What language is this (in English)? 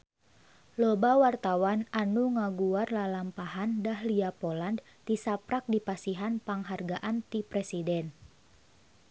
Sundanese